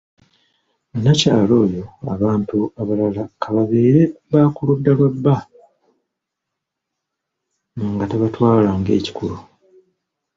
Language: Ganda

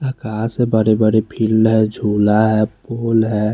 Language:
Hindi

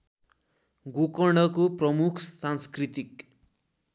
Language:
Nepali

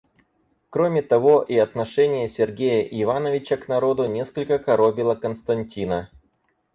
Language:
Russian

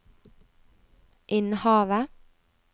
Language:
Norwegian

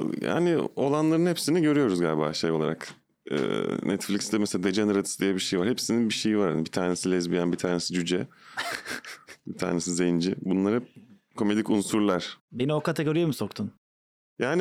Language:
Turkish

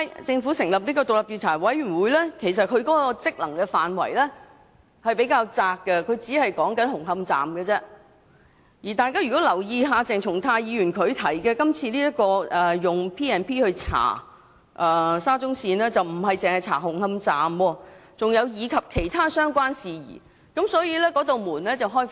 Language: Cantonese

